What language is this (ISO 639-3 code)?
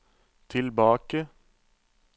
nor